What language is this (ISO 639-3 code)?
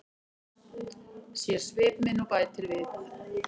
isl